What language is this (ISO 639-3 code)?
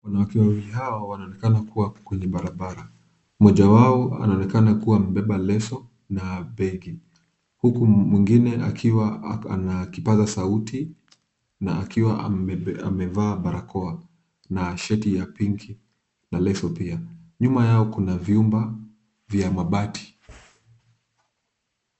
swa